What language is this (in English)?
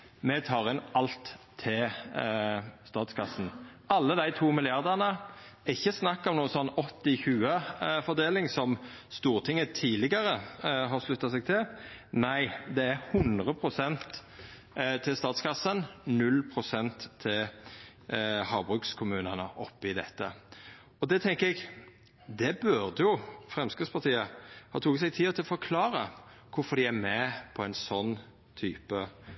Norwegian Nynorsk